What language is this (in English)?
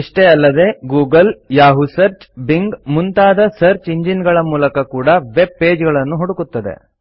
Kannada